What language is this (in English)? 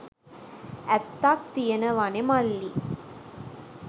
Sinhala